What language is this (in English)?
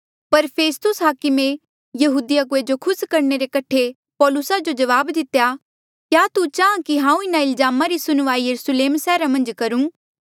Mandeali